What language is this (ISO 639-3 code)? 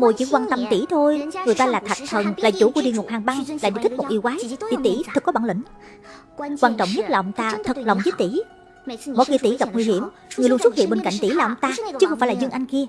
vie